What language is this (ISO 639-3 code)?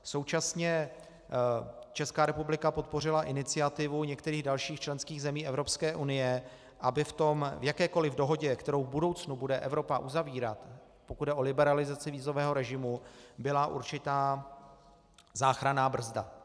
ces